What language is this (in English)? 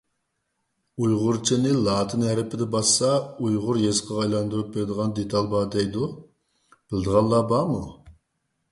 Uyghur